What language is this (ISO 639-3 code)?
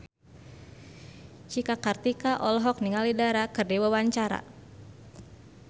sun